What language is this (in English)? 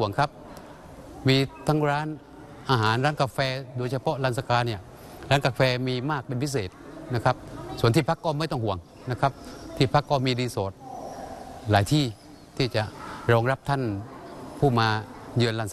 Thai